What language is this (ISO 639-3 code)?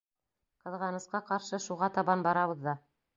bak